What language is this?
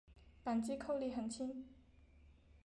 Chinese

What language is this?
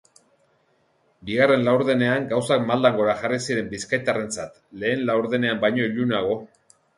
Basque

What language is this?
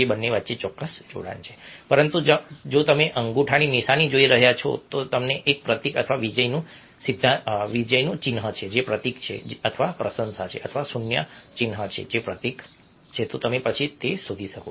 Gujarati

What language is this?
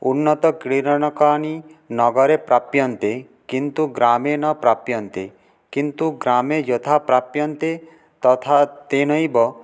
Sanskrit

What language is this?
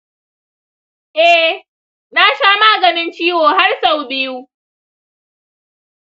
Hausa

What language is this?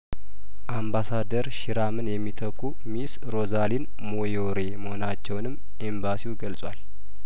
Amharic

